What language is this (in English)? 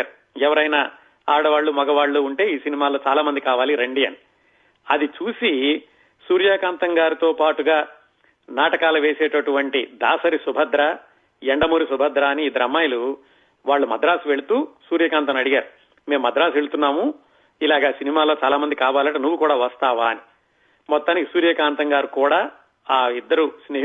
Telugu